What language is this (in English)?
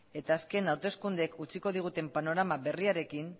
Basque